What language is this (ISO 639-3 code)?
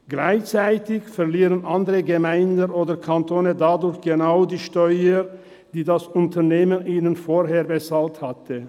gsw